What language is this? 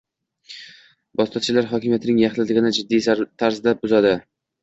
Uzbek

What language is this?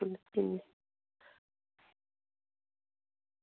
Dogri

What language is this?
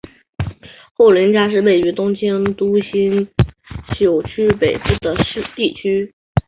Chinese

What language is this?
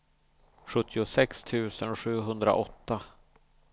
Swedish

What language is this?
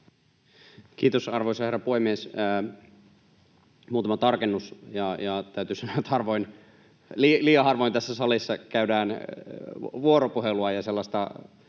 Finnish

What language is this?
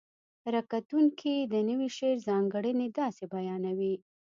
Pashto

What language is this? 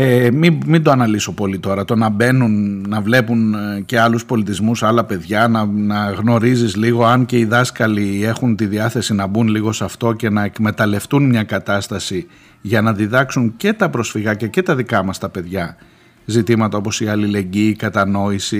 Greek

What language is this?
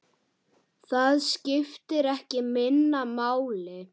Icelandic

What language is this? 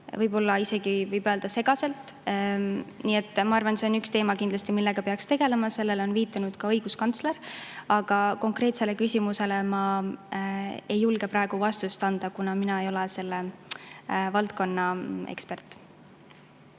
Estonian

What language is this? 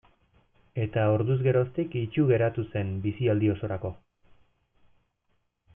Basque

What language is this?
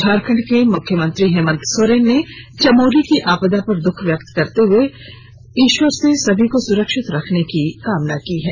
Hindi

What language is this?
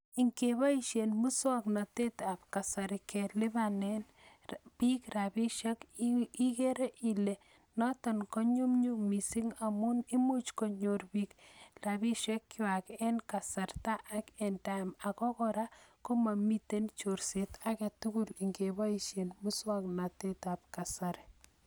Kalenjin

